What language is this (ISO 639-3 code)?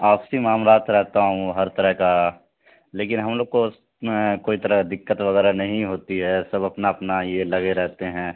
urd